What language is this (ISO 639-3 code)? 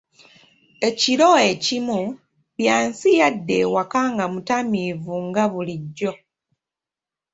lug